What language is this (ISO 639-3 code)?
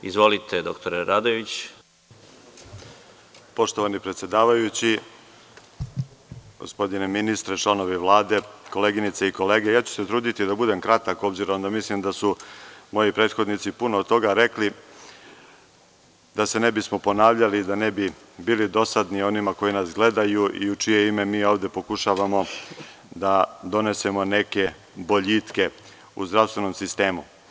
srp